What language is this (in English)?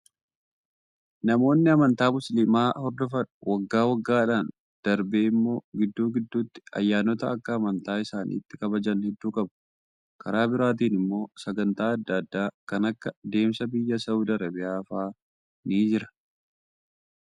Oromo